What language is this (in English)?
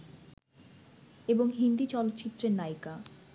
Bangla